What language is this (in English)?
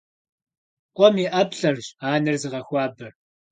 Kabardian